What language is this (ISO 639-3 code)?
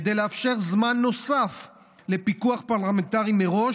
heb